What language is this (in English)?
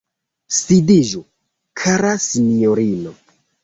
Esperanto